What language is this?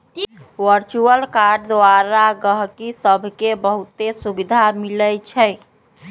Magahi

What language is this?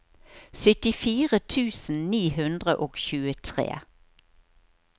Norwegian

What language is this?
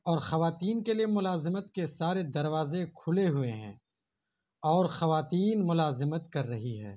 Urdu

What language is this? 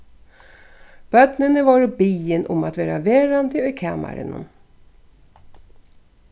Faroese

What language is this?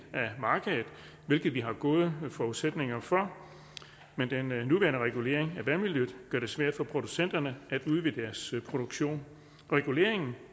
Danish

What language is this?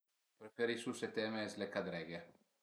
Piedmontese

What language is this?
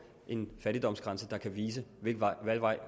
Danish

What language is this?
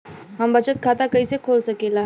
Bhojpuri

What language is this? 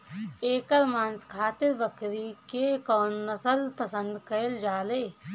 Bhojpuri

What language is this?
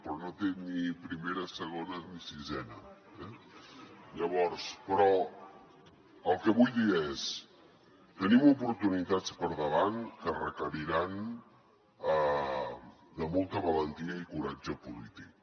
Catalan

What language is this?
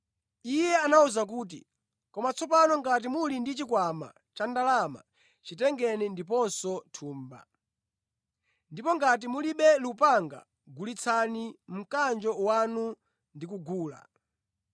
Nyanja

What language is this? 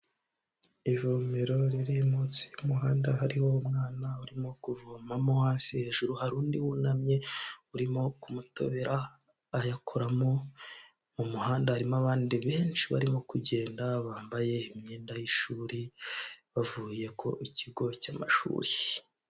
Kinyarwanda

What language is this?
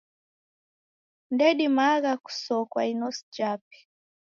Taita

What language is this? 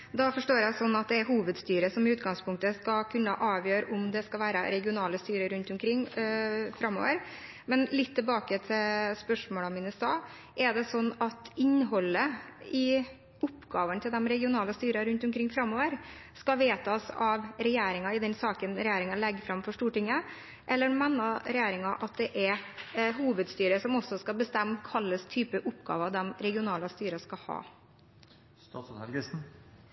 Norwegian Bokmål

